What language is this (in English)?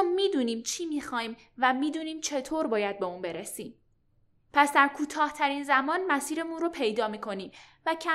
Persian